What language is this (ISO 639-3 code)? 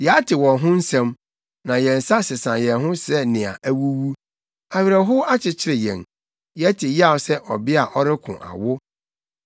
aka